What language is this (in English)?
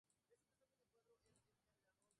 Spanish